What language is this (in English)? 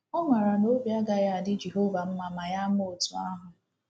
Igbo